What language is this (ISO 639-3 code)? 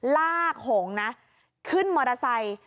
tha